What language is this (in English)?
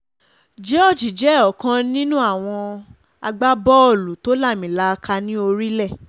Yoruba